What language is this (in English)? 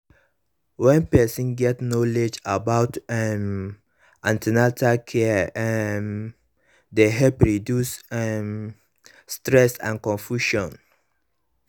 Nigerian Pidgin